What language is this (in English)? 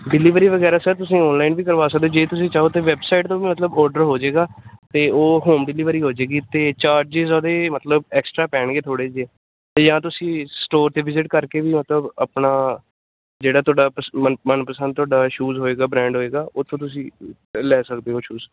Punjabi